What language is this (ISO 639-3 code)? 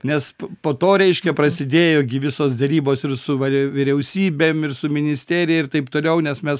lit